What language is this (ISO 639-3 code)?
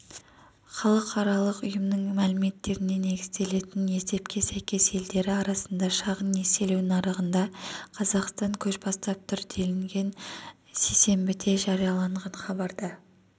kaz